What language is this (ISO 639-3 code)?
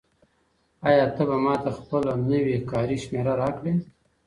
pus